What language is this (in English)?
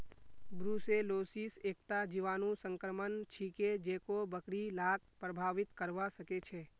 Magahi